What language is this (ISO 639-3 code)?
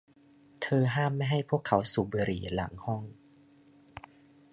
tha